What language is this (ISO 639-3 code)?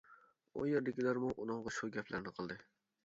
uig